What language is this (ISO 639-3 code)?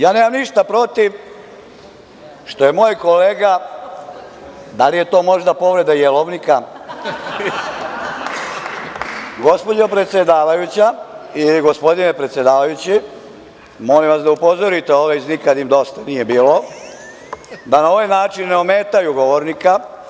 srp